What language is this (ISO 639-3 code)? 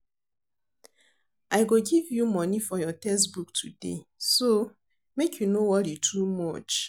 pcm